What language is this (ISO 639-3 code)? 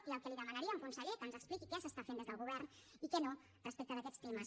cat